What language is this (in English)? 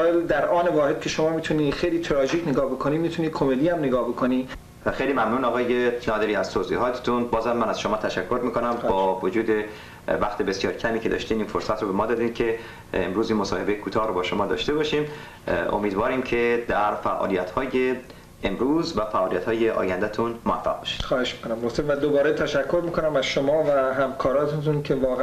Persian